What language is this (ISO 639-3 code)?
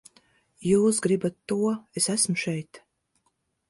lav